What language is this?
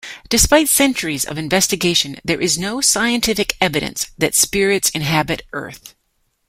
English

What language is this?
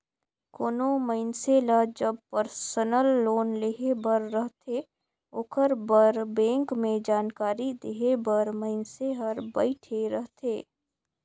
Chhattisgarhi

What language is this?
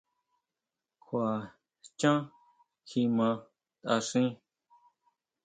Huautla Mazatec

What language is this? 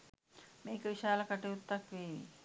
Sinhala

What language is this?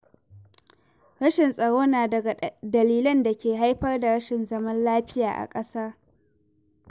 Hausa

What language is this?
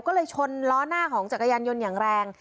Thai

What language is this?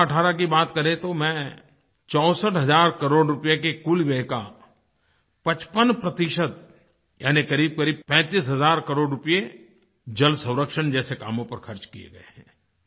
Hindi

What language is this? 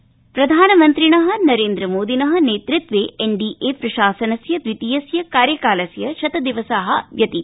Sanskrit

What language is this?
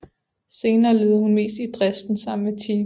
Danish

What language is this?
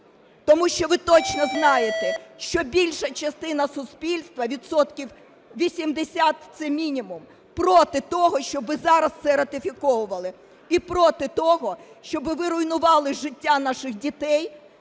Ukrainian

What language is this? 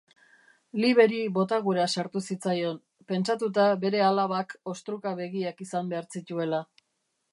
Basque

